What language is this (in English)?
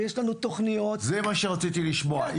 Hebrew